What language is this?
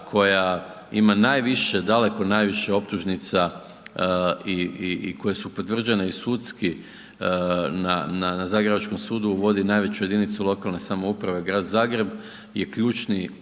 Croatian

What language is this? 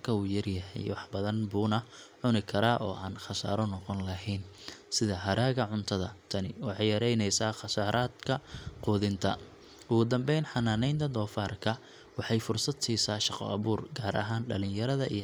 Somali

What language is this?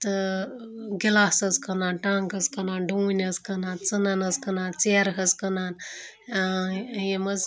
Kashmiri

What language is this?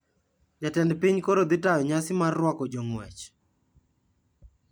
Luo (Kenya and Tanzania)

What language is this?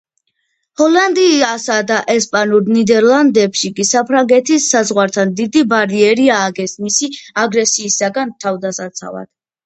Georgian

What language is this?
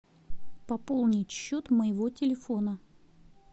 Russian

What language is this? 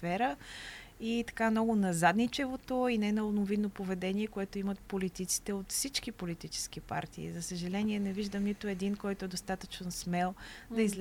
Bulgarian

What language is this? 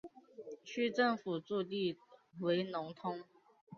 Chinese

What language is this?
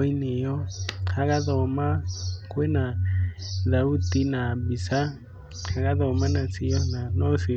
Kikuyu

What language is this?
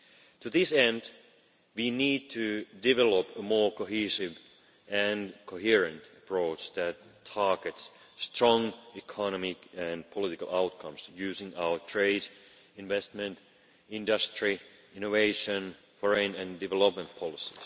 English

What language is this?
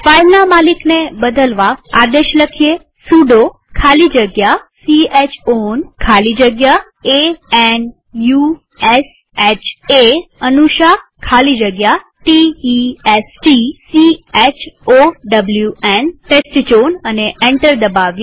Gujarati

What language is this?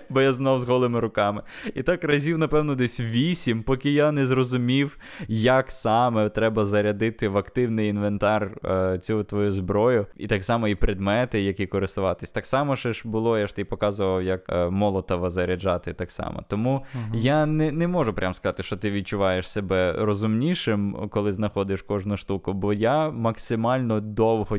Ukrainian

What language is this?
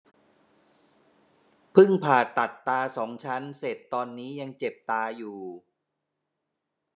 Thai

